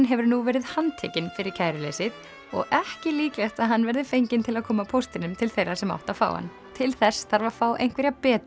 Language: Icelandic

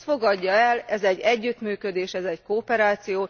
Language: Hungarian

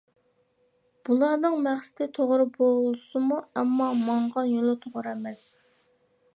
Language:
Uyghur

